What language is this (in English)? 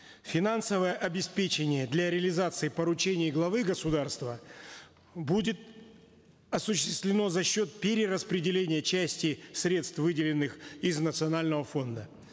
Kazakh